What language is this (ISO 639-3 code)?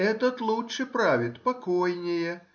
rus